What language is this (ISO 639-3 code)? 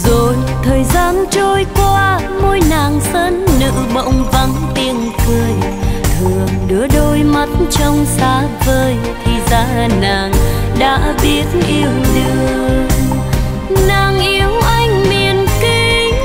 vie